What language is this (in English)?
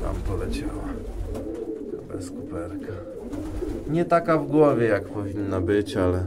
Polish